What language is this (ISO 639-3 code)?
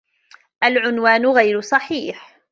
ara